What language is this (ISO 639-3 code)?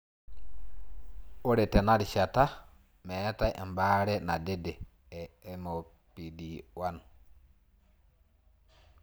mas